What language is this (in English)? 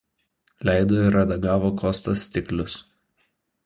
Lithuanian